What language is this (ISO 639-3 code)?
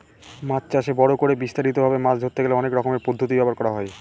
ben